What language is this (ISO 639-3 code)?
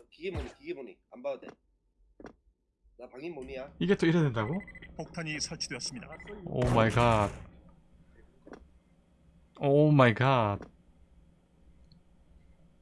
kor